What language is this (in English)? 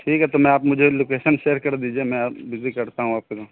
Urdu